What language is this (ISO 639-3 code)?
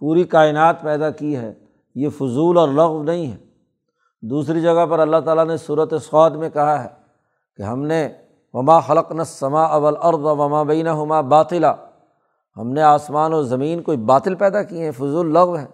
urd